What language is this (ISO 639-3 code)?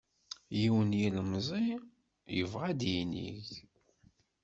kab